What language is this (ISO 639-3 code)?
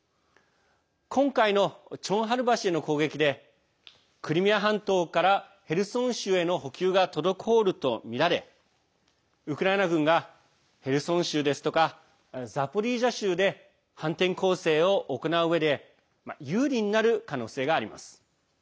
jpn